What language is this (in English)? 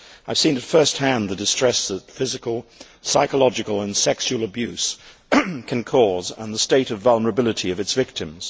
English